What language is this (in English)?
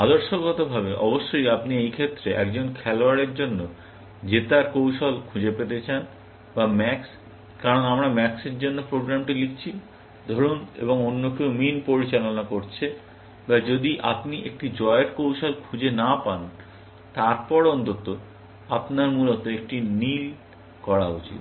Bangla